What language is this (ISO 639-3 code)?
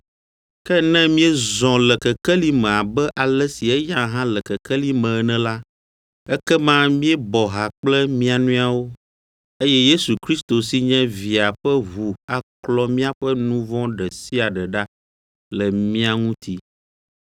ewe